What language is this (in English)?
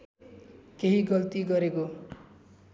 Nepali